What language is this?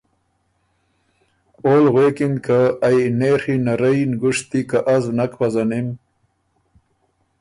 Ormuri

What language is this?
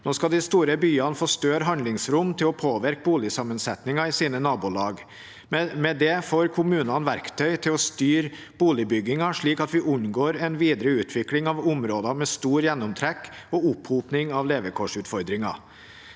Norwegian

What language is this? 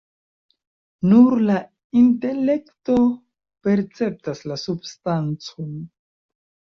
Esperanto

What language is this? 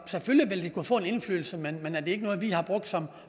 Danish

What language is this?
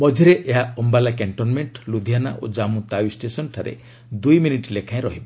Odia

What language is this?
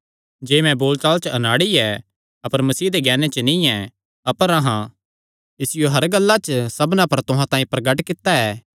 Kangri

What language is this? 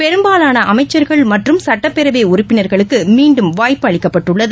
Tamil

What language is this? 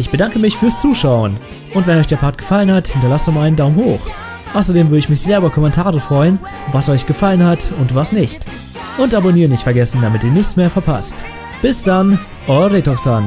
German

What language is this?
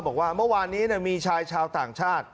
Thai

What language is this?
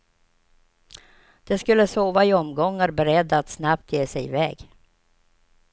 Swedish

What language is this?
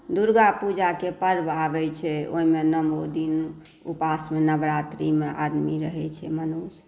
Maithili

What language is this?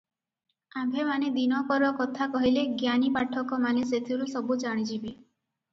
Odia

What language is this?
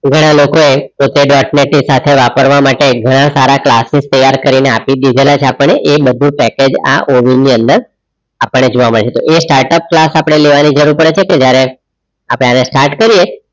Gujarati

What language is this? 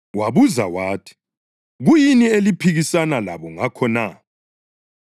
North Ndebele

